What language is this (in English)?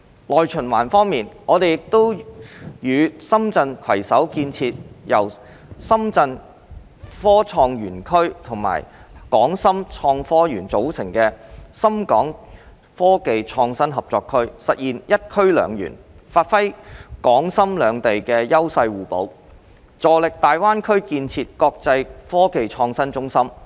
Cantonese